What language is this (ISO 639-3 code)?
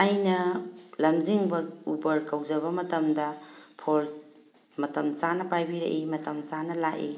mni